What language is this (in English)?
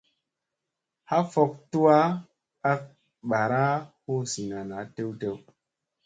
Musey